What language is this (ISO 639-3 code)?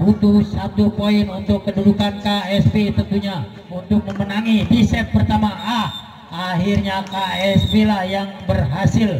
ind